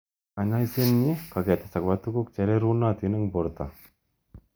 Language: Kalenjin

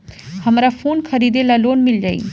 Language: Bhojpuri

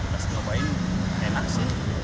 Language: Indonesian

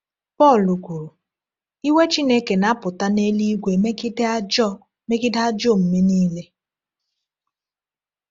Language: Igbo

